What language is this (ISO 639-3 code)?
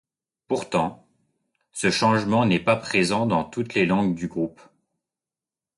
fra